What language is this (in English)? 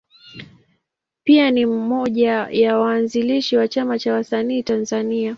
Swahili